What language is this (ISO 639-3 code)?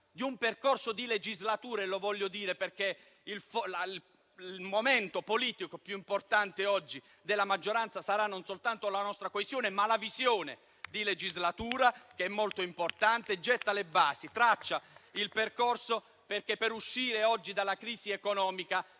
ita